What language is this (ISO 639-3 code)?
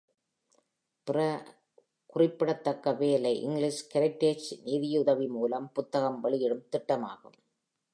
tam